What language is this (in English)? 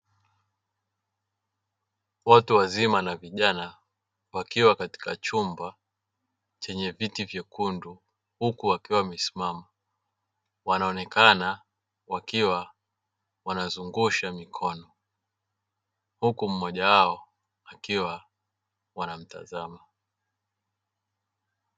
Swahili